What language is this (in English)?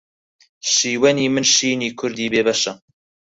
Central Kurdish